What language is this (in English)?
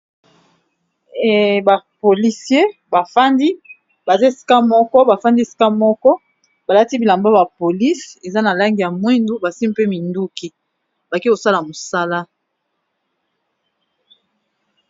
Lingala